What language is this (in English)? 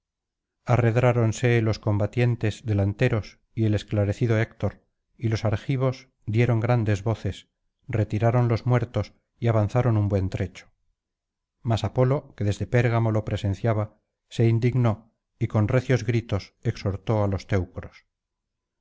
Spanish